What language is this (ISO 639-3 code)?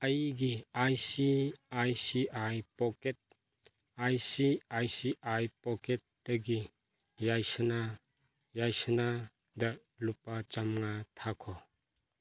mni